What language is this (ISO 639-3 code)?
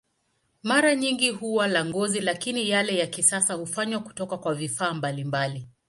swa